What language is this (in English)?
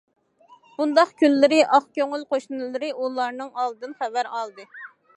Uyghur